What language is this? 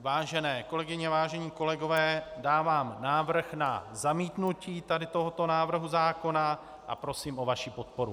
Czech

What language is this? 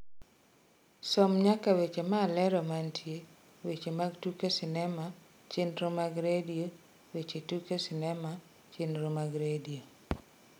Luo (Kenya and Tanzania)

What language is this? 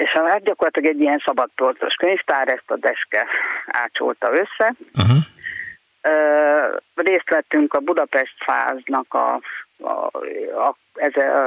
Hungarian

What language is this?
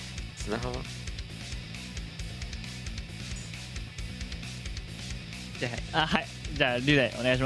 Japanese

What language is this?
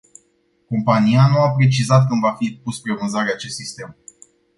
Romanian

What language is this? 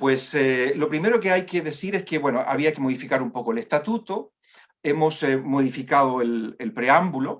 Spanish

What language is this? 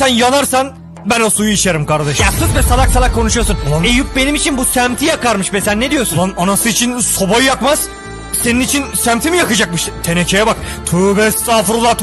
Turkish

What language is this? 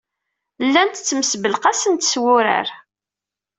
Kabyle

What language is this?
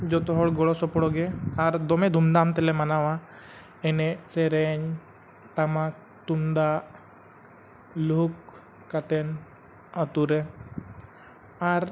Santali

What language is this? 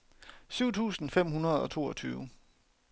Danish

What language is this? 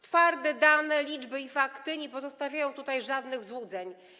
Polish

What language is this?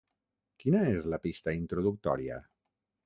Catalan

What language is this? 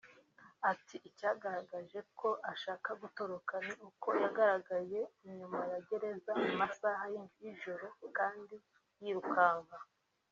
Kinyarwanda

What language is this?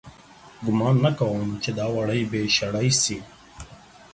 Pashto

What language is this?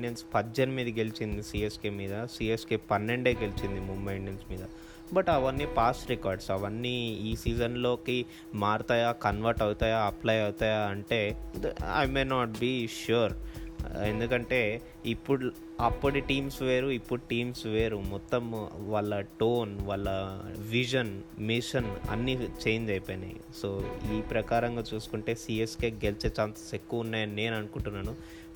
Telugu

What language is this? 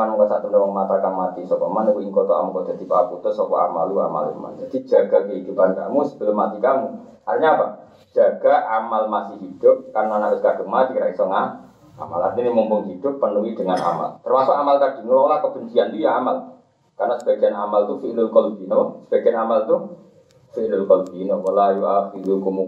Indonesian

